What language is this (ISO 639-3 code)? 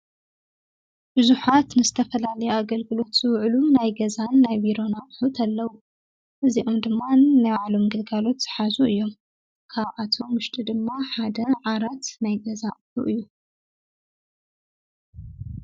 tir